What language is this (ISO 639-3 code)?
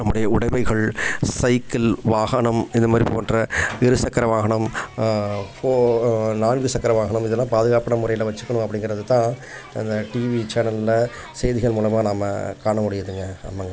tam